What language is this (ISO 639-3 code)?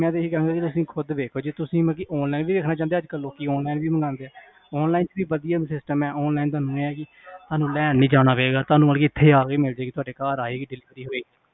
pan